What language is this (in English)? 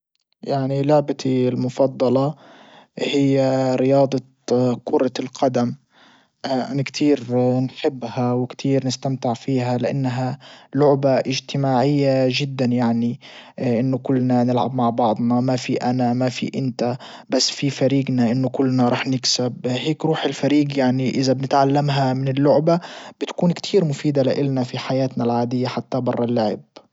Libyan Arabic